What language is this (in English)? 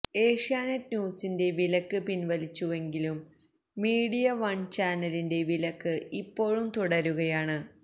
Malayalam